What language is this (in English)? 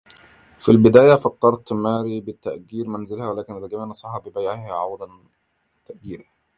Arabic